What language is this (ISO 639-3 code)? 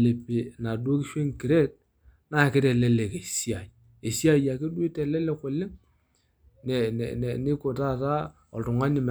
mas